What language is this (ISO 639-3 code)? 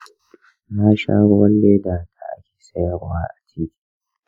hau